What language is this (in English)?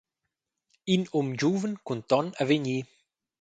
Romansh